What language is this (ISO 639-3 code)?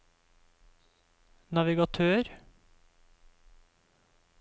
nor